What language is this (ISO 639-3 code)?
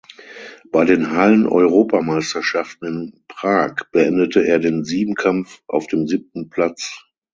deu